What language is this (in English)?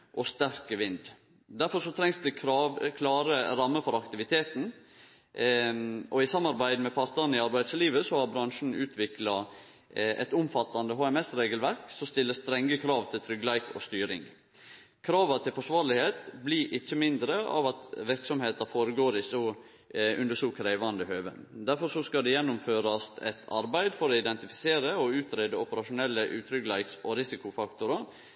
Norwegian Nynorsk